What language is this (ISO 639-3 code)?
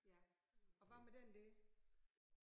dan